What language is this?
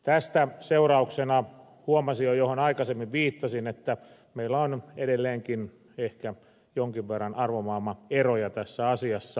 Finnish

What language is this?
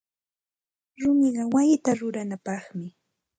Santa Ana de Tusi Pasco Quechua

